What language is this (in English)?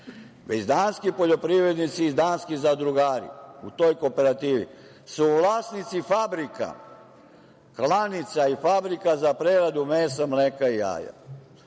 Serbian